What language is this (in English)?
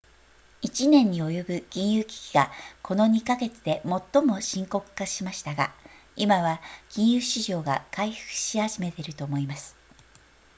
Japanese